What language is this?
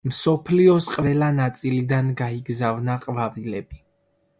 Georgian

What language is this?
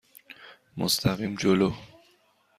Persian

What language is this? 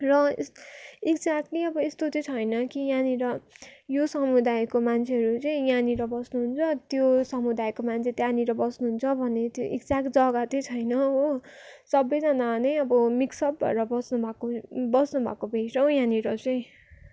Nepali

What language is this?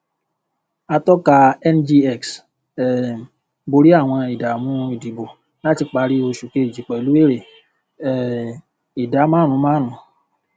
Yoruba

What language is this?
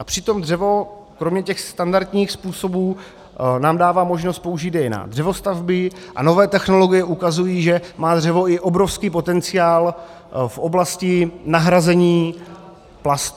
Czech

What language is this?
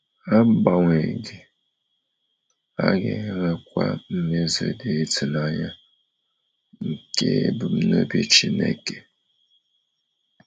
Igbo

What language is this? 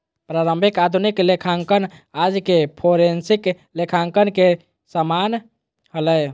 Magahi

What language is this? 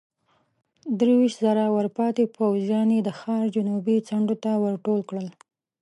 Pashto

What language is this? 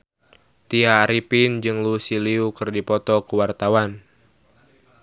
Sundanese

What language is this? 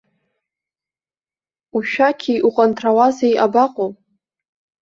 Abkhazian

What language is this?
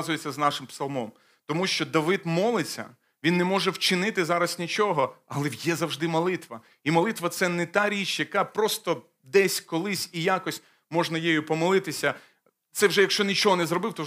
Ukrainian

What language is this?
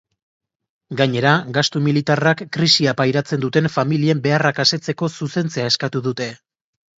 Basque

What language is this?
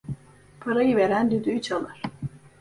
Turkish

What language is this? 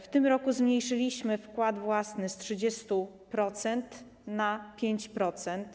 Polish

